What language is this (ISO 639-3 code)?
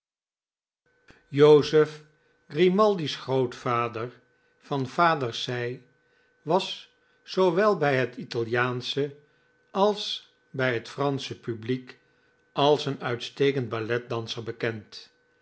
nld